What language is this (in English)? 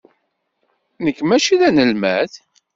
Kabyle